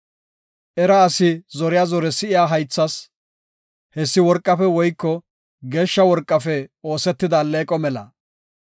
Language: Gofa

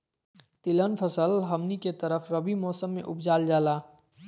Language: Magahi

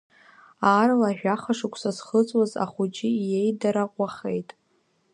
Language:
Abkhazian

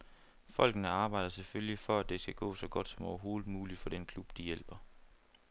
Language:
Danish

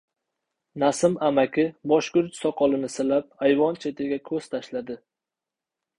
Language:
Uzbek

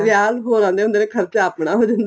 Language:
Punjabi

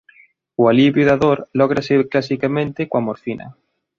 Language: Galician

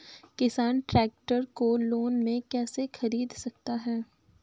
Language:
Hindi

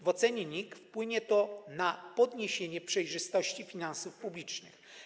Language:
Polish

